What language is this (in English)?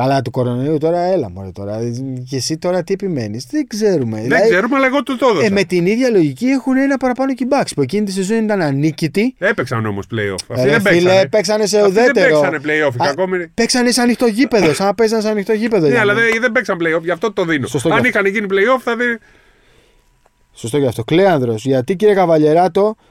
Greek